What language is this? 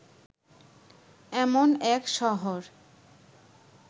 Bangla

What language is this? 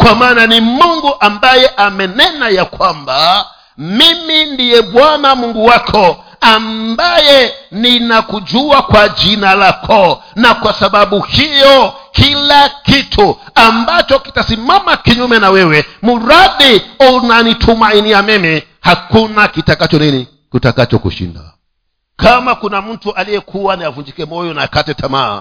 Swahili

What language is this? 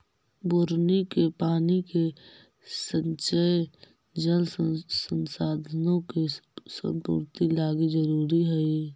Magahi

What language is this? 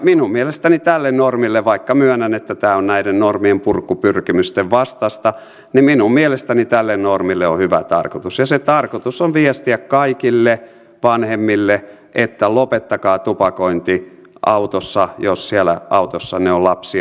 Finnish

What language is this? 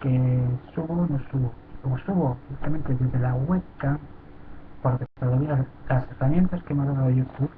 Spanish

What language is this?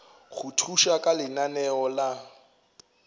Northern Sotho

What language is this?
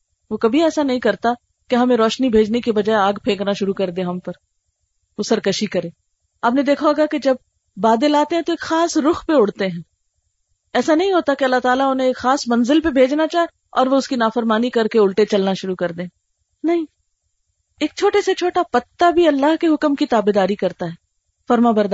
Urdu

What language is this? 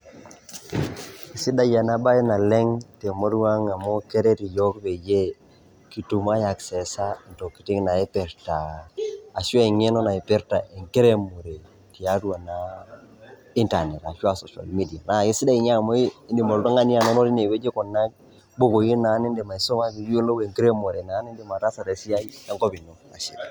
Masai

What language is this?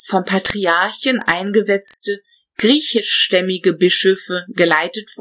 German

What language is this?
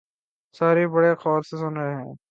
Urdu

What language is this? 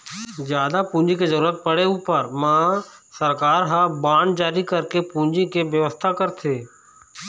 Chhattisgarhi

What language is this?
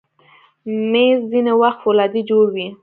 Pashto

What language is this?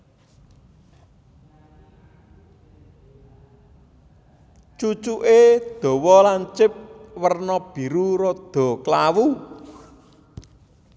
Javanese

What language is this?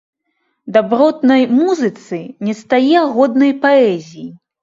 Belarusian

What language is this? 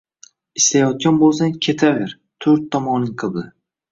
Uzbek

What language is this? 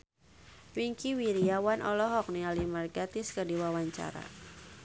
Sundanese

